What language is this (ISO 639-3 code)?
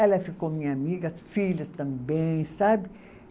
por